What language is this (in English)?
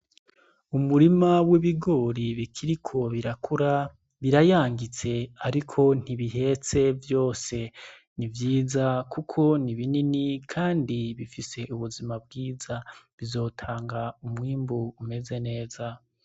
Rundi